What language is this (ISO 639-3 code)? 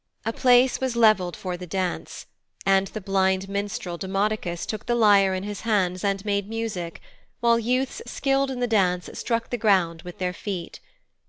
eng